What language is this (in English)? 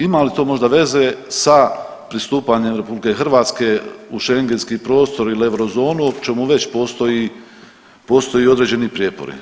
Croatian